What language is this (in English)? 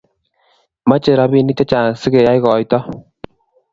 Kalenjin